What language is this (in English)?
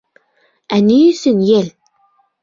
Bashkir